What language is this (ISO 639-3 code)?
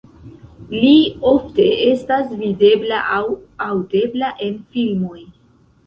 epo